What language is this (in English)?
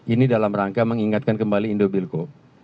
Indonesian